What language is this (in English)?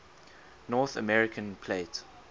English